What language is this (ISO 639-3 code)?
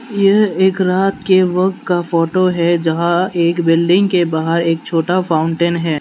hin